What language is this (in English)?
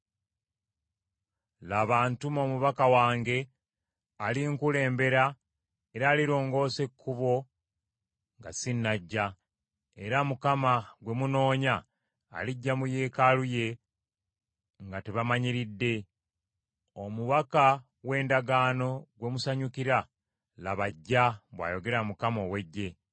Ganda